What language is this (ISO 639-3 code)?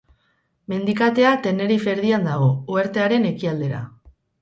eus